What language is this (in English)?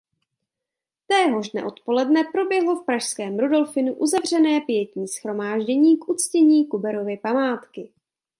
Czech